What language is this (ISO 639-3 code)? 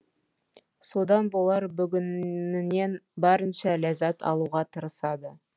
kaz